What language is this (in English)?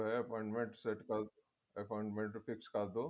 Punjabi